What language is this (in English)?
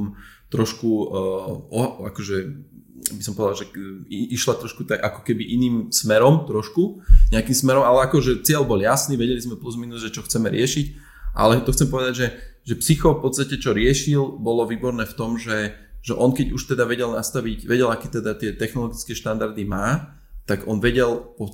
Slovak